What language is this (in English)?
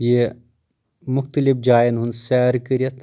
Kashmiri